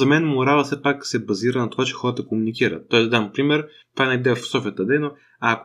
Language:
Bulgarian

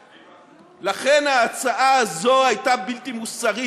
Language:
Hebrew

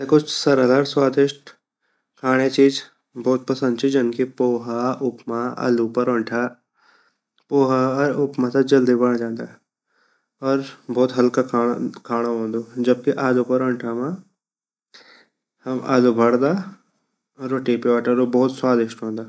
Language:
Garhwali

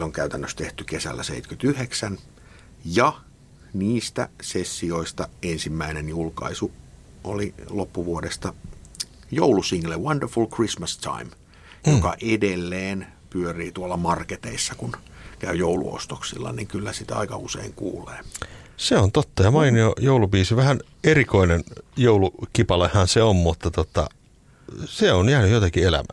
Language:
Finnish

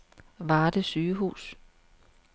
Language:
Danish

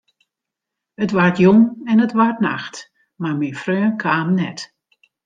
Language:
Western Frisian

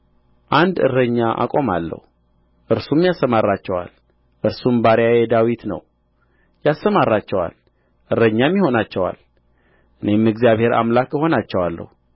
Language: Amharic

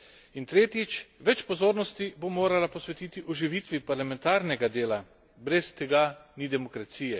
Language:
Slovenian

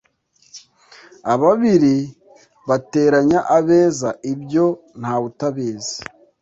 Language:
Kinyarwanda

